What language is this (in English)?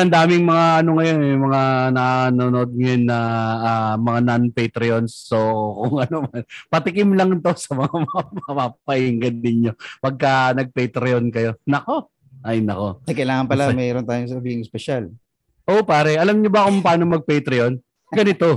Filipino